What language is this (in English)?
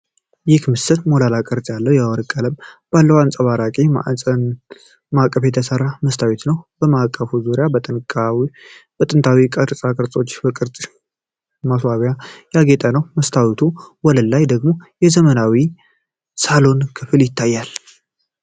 Amharic